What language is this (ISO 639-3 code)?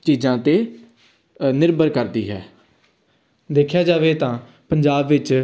pan